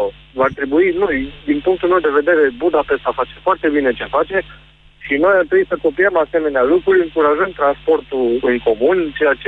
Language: Romanian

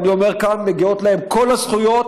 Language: Hebrew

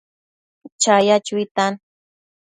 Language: Matsés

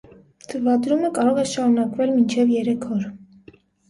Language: Armenian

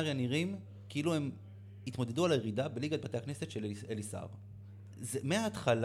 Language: Hebrew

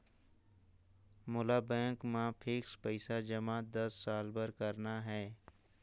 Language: Chhattisgarhi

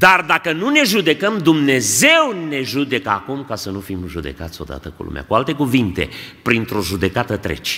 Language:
Romanian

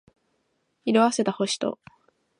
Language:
Japanese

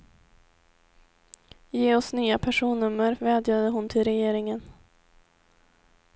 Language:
Swedish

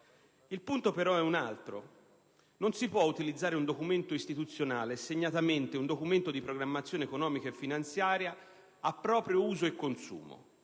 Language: Italian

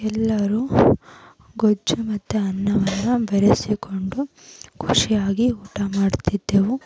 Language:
Kannada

